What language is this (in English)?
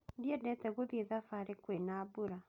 Kikuyu